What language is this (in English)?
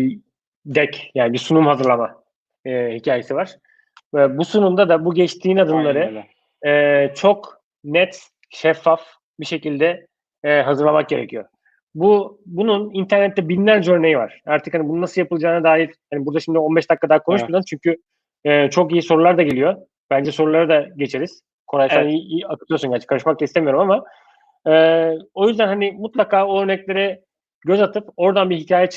Turkish